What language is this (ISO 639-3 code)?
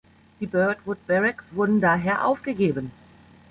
deu